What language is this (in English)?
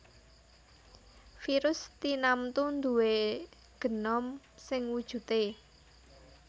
Javanese